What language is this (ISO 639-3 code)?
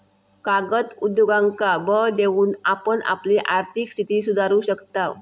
mar